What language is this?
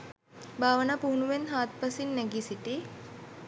Sinhala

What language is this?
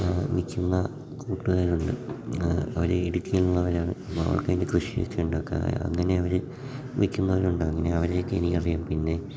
Malayalam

